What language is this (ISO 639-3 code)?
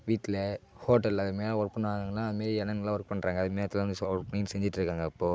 tam